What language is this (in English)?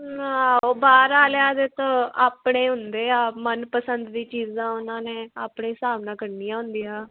Punjabi